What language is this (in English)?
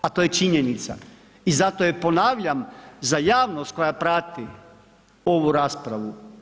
Croatian